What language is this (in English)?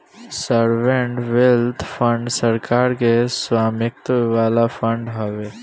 Bhojpuri